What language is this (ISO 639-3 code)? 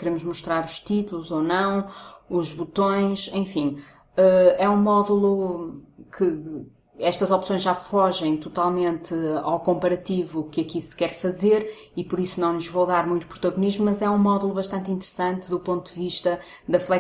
por